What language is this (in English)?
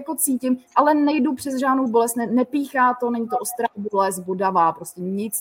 Czech